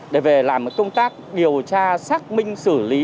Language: Vietnamese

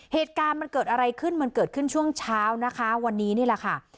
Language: Thai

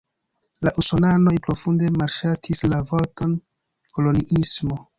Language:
Esperanto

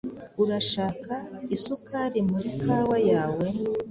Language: Kinyarwanda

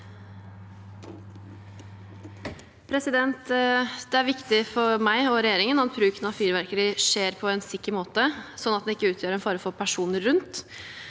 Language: Norwegian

